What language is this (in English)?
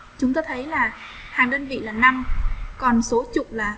Vietnamese